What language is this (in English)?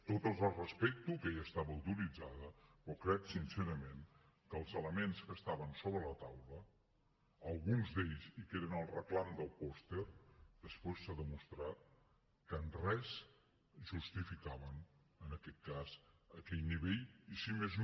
Catalan